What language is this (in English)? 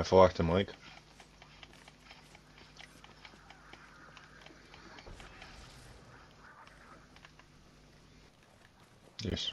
Dutch